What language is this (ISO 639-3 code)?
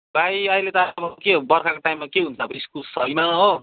nep